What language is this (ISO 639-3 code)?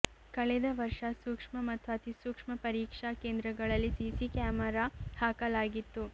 kan